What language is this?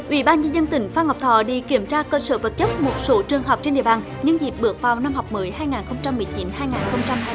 Vietnamese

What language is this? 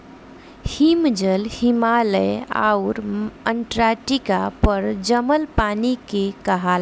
Bhojpuri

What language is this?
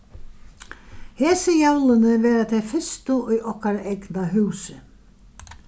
Faroese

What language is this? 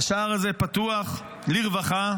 Hebrew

